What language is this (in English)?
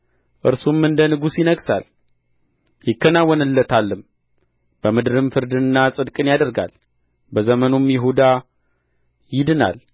Amharic